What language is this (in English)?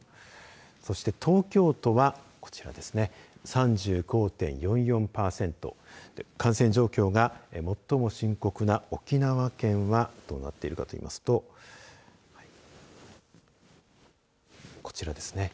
Japanese